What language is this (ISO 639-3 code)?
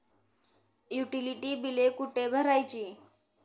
mar